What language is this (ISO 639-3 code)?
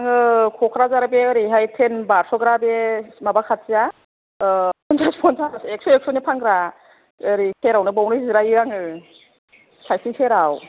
brx